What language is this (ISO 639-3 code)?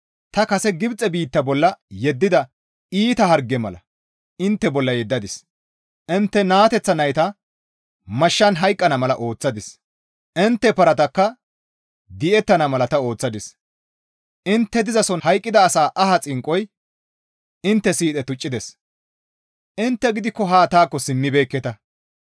gmv